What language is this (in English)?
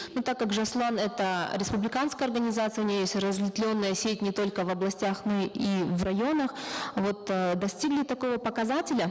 Kazakh